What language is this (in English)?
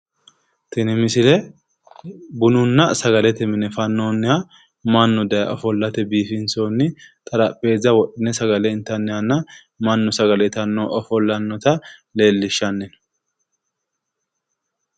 Sidamo